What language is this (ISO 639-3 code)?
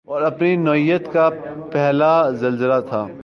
urd